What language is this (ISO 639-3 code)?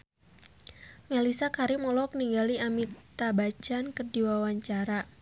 sun